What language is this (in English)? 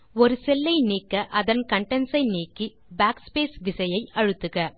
Tamil